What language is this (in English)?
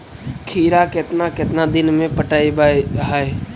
Magahi